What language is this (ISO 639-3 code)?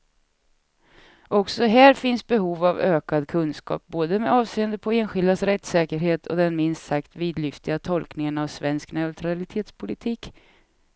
swe